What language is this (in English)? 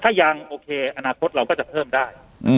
Thai